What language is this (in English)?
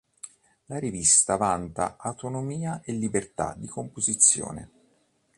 Italian